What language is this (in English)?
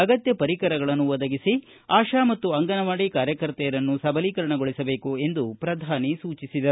Kannada